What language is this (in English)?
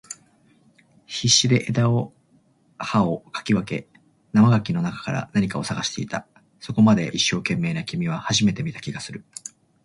Japanese